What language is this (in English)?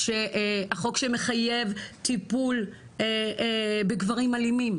Hebrew